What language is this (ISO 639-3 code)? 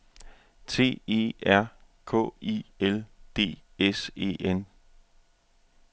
dan